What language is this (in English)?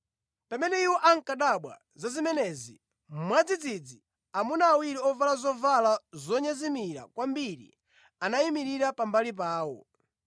Nyanja